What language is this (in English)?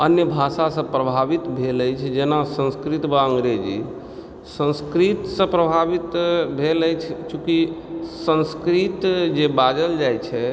Maithili